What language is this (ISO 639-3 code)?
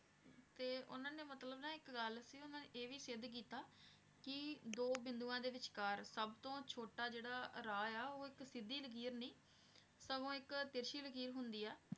pan